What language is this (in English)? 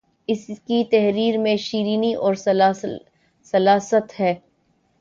Urdu